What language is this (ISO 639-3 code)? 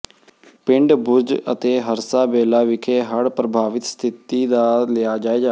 pan